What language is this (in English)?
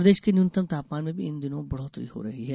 Hindi